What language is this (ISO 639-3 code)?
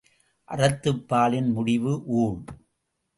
tam